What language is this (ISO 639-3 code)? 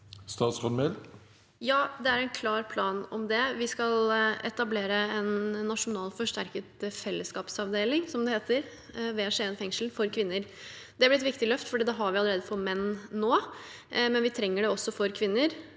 nor